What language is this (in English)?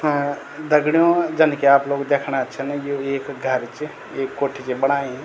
Garhwali